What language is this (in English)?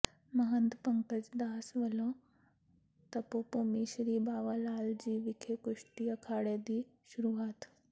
Punjabi